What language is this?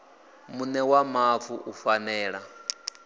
Venda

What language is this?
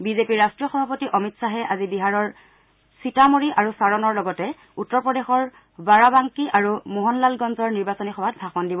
Assamese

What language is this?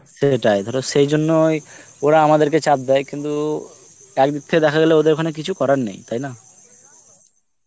Bangla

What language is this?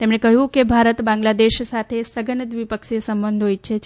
Gujarati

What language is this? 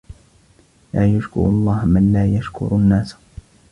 Arabic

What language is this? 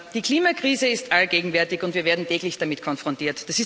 German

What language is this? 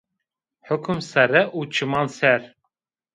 Zaza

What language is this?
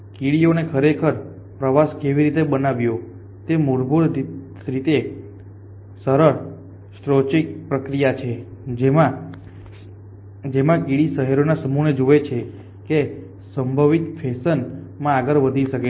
Gujarati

